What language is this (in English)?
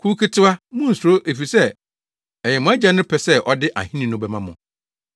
Akan